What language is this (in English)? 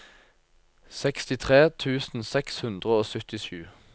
Norwegian